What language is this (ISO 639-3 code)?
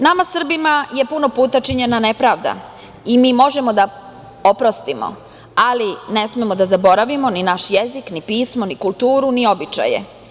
srp